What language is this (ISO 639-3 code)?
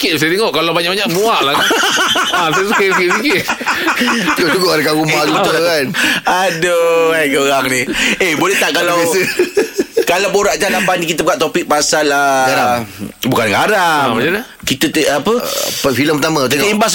msa